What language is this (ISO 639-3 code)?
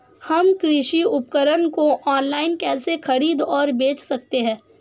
hin